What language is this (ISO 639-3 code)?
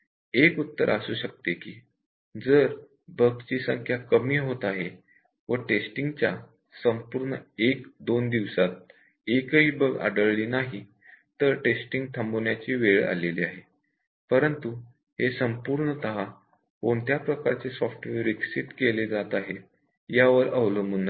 mar